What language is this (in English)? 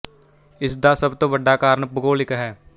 Punjabi